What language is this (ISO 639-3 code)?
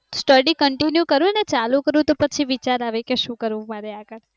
guj